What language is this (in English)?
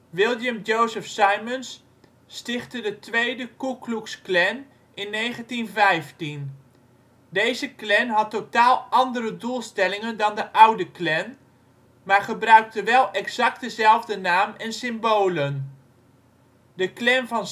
Dutch